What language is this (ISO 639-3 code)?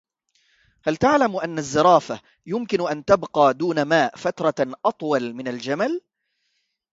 ara